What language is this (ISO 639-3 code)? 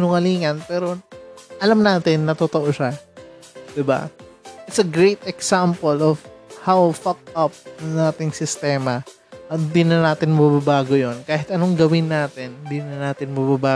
fil